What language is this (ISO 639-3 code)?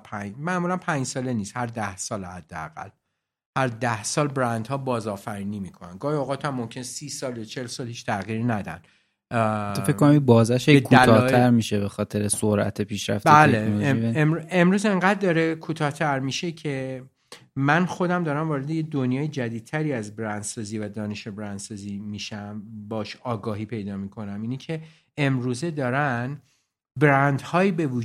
fas